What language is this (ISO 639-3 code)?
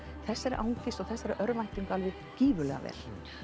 isl